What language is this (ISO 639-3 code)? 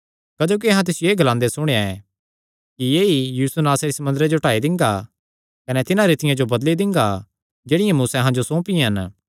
xnr